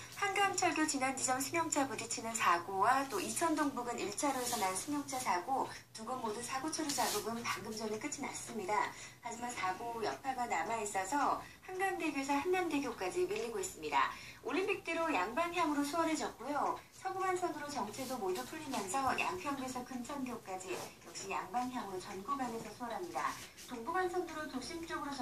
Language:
Korean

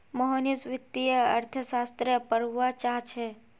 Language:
Magahi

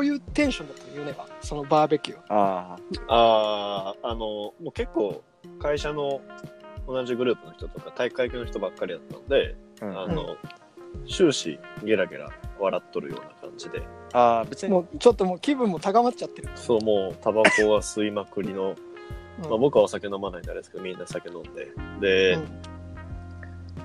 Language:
Japanese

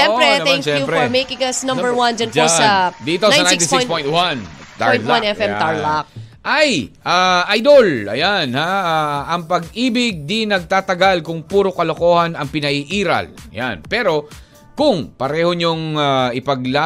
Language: Filipino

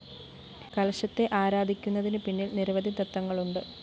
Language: Malayalam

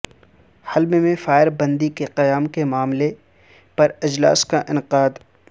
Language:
Urdu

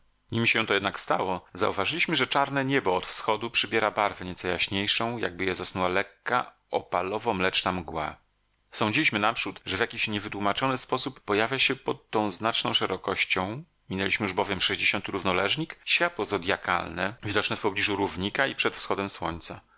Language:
Polish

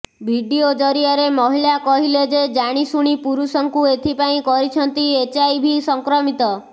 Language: Odia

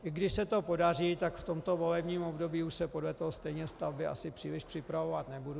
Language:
Czech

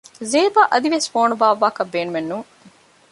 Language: Divehi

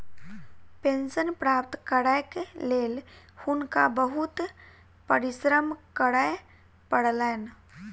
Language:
Maithili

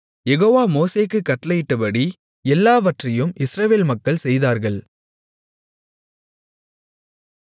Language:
Tamil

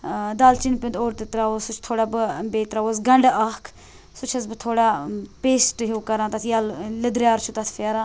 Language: Kashmiri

